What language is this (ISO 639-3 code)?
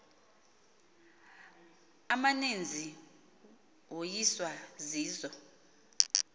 xho